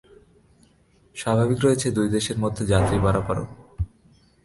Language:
Bangla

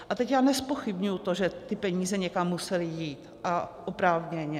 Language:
Czech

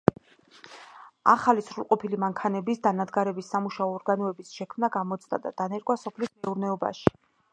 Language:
Georgian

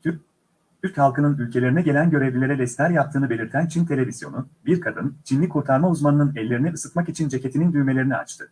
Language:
Turkish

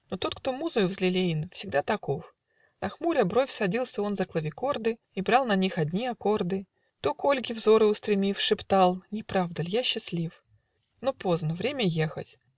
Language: Russian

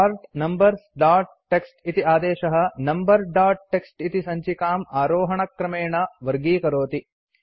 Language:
Sanskrit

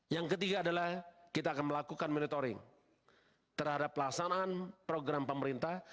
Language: Indonesian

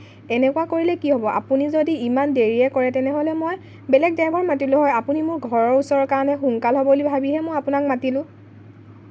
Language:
Assamese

